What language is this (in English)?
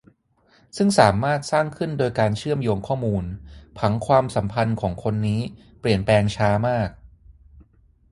Thai